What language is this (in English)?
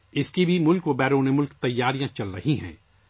Urdu